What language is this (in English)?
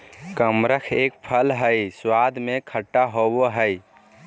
Magahi